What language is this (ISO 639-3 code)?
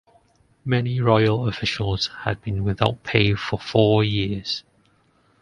eng